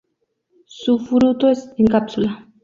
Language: Spanish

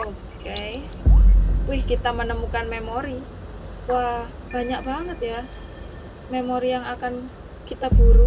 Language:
Indonesian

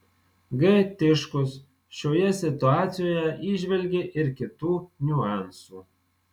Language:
Lithuanian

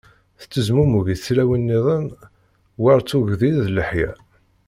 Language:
Kabyle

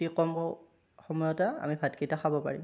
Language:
Assamese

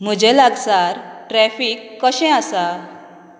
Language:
Konkani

